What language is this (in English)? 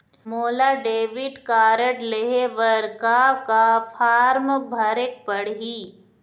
Chhattisgarhi